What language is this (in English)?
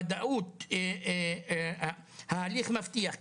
Hebrew